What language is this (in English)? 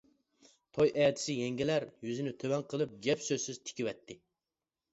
Uyghur